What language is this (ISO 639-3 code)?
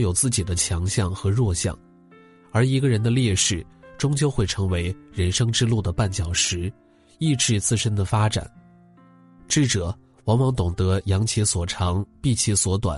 zho